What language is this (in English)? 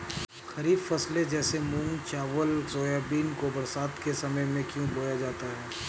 Hindi